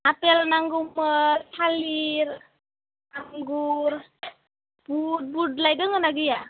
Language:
Bodo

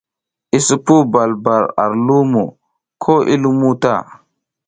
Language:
South Giziga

